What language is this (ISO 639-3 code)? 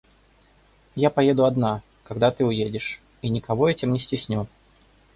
rus